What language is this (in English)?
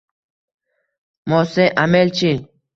Uzbek